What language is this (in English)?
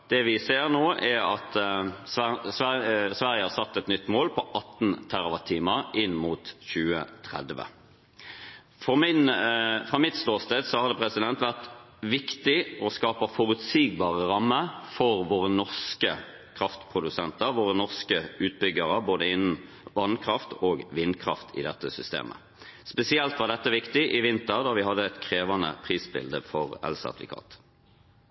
Norwegian Bokmål